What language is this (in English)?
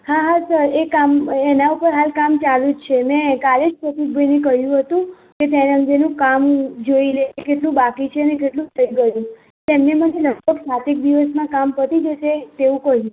Gujarati